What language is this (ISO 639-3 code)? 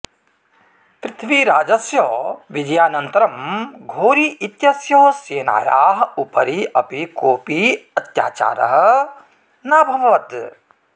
san